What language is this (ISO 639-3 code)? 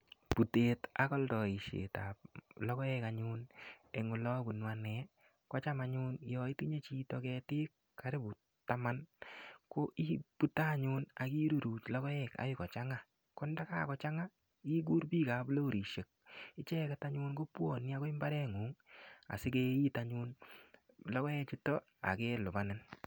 kln